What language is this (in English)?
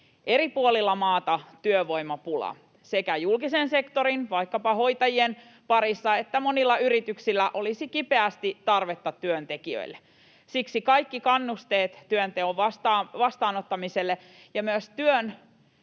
Finnish